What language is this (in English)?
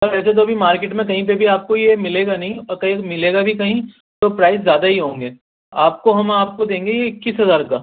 Urdu